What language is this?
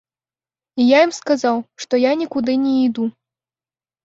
Belarusian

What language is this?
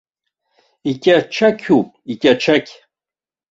Abkhazian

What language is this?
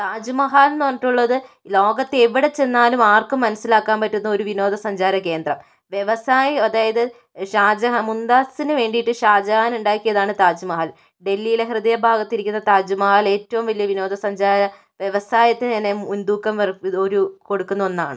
Malayalam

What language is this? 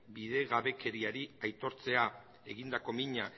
Basque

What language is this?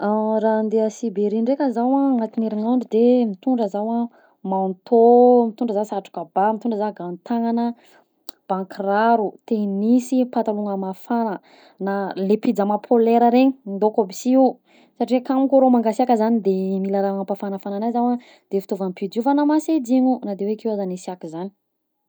Southern Betsimisaraka Malagasy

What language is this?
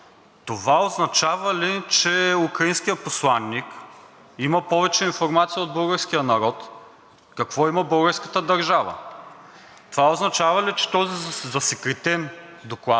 Bulgarian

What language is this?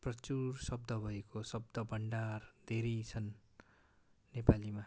Nepali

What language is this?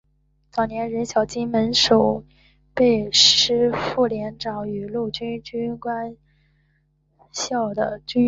Chinese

